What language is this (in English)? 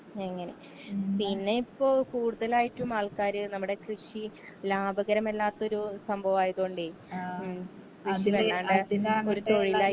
Malayalam